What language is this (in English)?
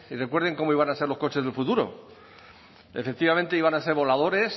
Spanish